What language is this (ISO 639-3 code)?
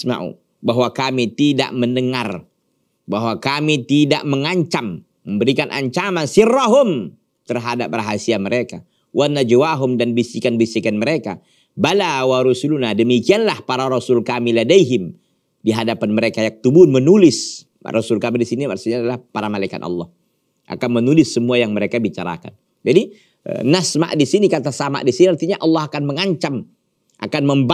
ind